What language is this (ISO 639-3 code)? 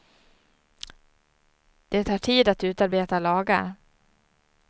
swe